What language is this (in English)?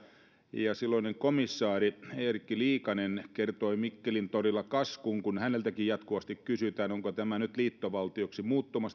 Finnish